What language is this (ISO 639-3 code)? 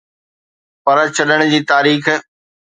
snd